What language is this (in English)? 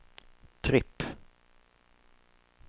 Swedish